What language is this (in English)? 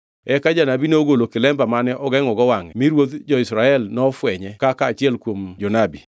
Luo (Kenya and Tanzania)